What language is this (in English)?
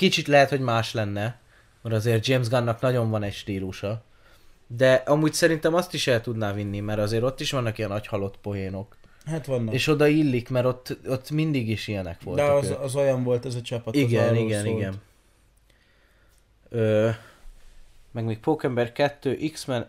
Hungarian